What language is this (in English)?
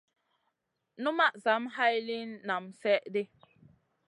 Masana